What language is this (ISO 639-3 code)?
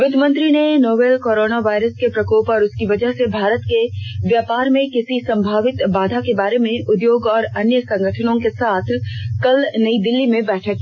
hin